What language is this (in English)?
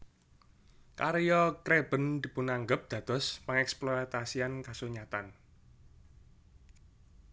Javanese